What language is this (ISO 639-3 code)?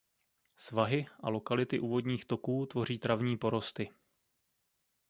ces